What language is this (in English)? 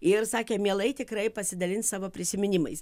Lithuanian